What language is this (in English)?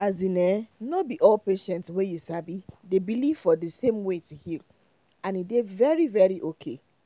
Nigerian Pidgin